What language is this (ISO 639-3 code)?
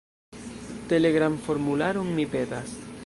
epo